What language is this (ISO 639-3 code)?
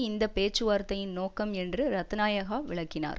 tam